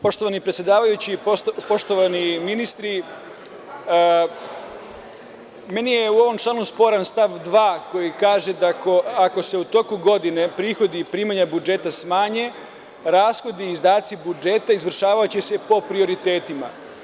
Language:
Serbian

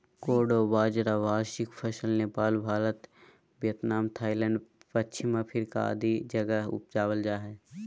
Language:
Magahi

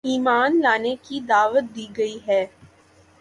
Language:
Urdu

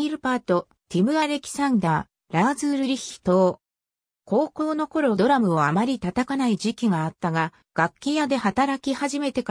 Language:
Japanese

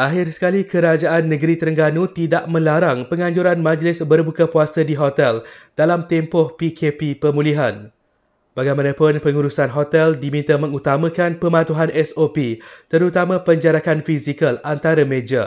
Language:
Malay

